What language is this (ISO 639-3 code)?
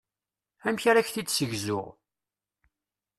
kab